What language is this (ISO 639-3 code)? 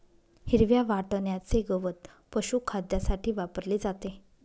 mar